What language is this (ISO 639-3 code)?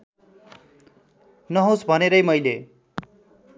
nep